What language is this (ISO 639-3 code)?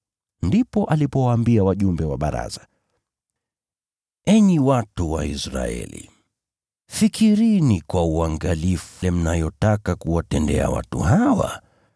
swa